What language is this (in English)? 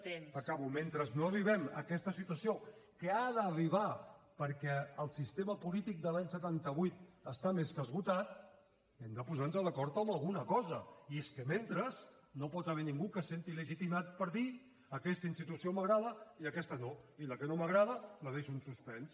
Catalan